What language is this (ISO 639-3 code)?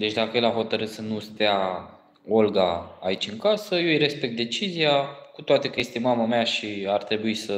ron